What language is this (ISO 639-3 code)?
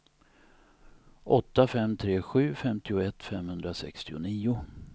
swe